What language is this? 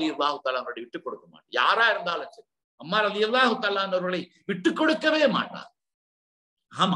Arabic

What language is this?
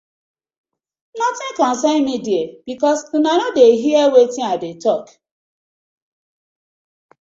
Nigerian Pidgin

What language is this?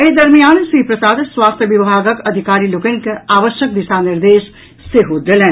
Maithili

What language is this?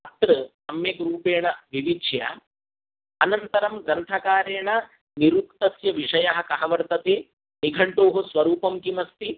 Sanskrit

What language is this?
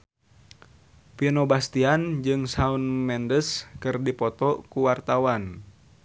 Sundanese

